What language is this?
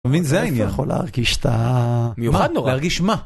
Hebrew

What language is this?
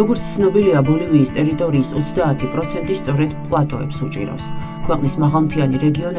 Romanian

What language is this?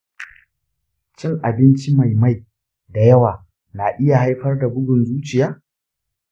Hausa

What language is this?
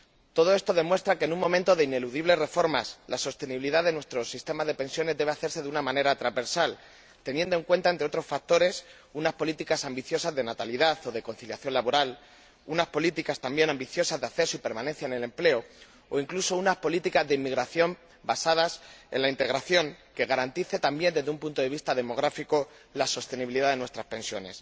Spanish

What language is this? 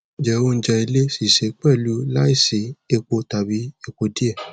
Yoruba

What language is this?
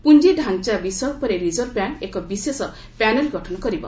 Odia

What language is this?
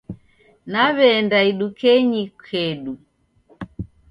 Taita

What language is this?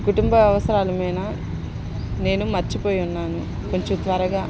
Telugu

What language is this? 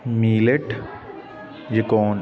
Punjabi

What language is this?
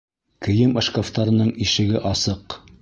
Bashkir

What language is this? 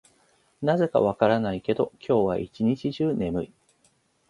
Japanese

